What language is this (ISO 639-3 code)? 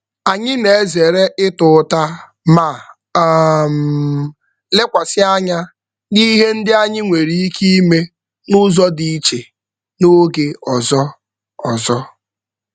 ibo